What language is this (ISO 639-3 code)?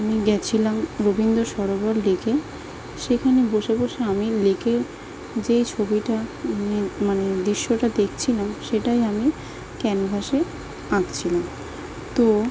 ben